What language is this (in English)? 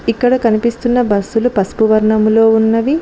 Telugu